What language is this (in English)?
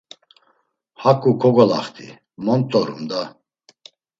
Laz